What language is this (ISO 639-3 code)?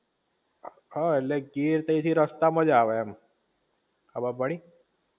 guj